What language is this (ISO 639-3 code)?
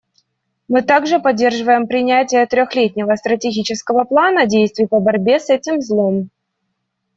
rus